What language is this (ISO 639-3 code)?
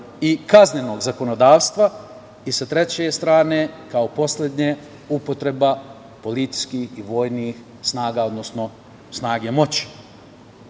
srp